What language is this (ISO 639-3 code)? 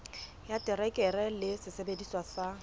sot